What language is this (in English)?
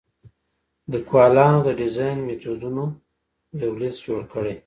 Pashto